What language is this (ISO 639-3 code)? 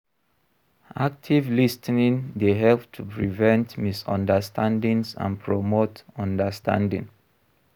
pcm